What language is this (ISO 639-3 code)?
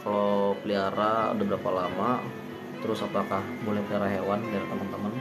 ind